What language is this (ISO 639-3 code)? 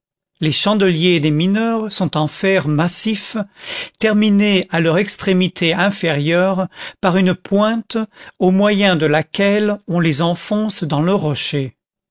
fra